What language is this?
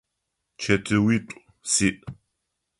Adyghe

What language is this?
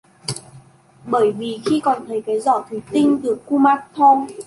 Vietnamese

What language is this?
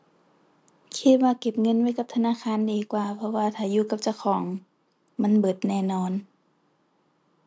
Thai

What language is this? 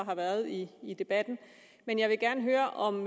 Danish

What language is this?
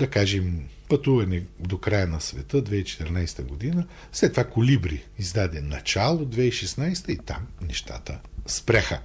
Bulgarian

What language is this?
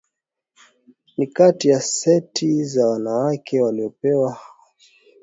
Swahili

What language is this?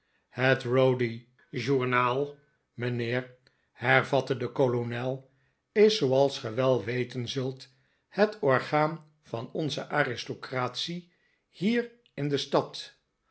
Dutch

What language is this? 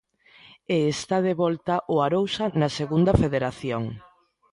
Galician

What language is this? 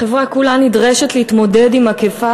Hebrew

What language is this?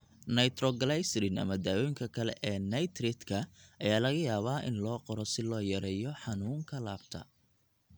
Somali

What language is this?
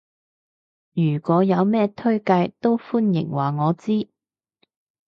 Cantonese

